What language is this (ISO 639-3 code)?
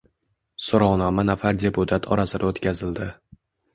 uzb